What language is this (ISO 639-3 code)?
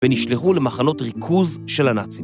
heb